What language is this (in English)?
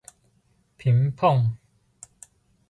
Min Nan Chinese